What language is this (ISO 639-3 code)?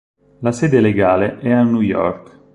ita